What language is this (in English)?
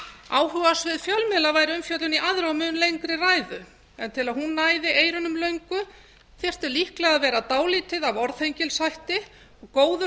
Icelandic